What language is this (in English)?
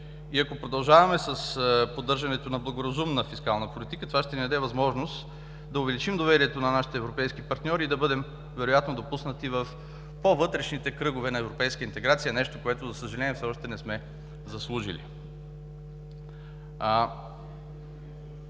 Bulgarian